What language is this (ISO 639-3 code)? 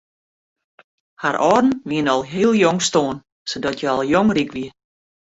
fry